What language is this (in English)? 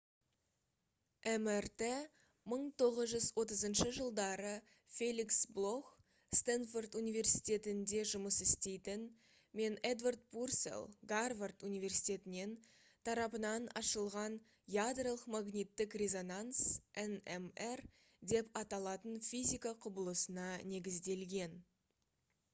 Kazakh